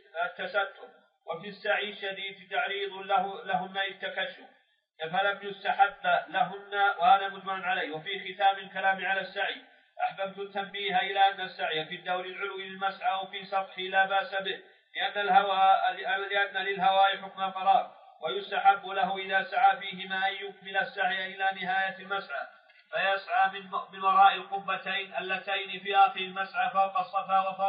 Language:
Arabic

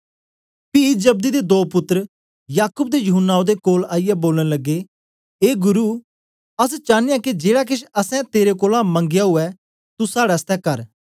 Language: Dogri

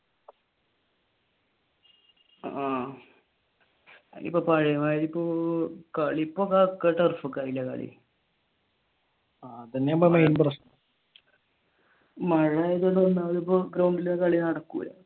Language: Malayalam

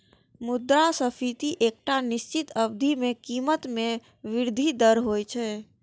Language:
Maithili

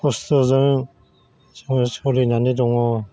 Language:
Bodo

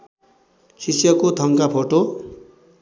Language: Nepali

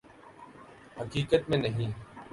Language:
Urdu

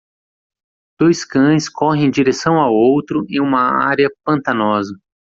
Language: Portuguese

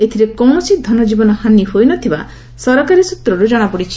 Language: Odia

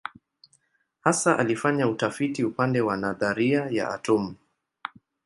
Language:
Swahili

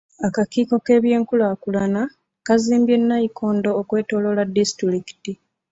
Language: Ganda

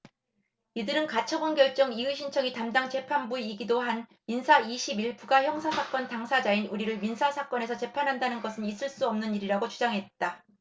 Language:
Korean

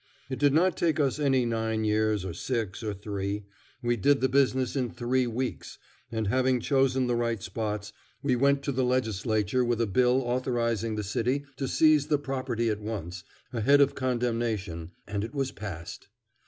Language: English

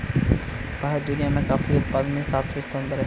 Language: Hindi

